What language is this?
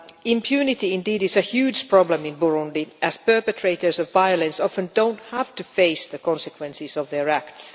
English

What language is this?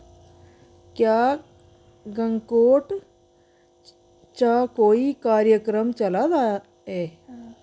Dogri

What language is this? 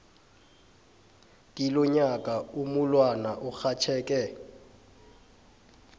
South Ndebele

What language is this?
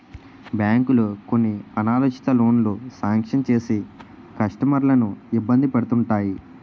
Telugu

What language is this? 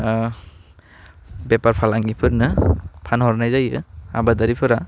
Bodo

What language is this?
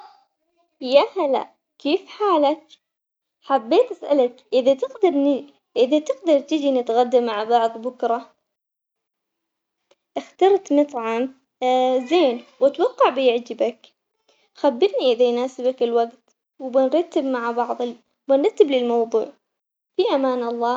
Omani Arabic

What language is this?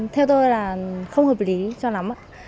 Vietnamese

